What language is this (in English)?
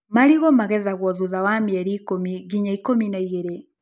Kikuyu